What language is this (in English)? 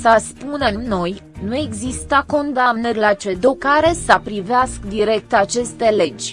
Romanian